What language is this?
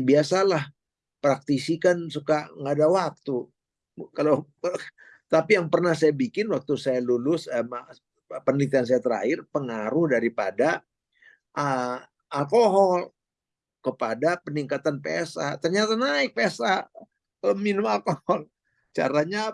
Indonesian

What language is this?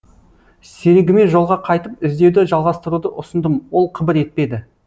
Kazakh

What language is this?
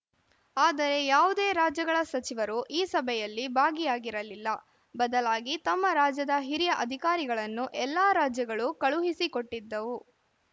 Kannada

